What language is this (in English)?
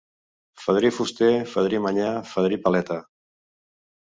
Catalan